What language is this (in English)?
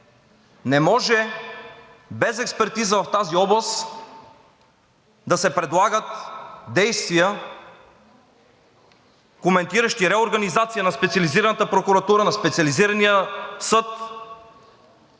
Bulgarian